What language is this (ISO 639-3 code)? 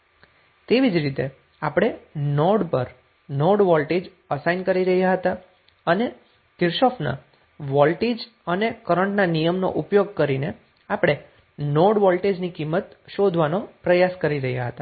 guj